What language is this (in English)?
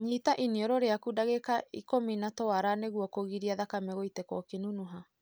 Kikuyu